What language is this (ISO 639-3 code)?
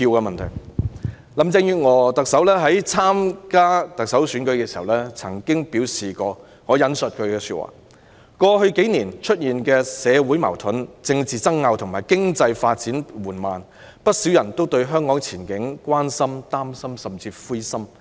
yue